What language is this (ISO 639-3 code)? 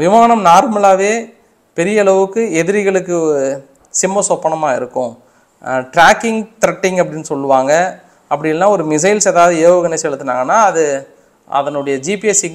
kor